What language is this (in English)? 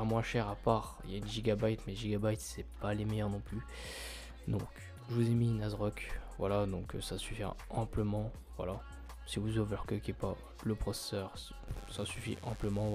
French